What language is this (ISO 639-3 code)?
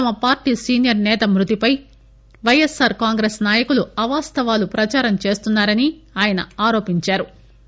tel